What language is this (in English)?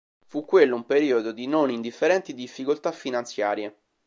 Italian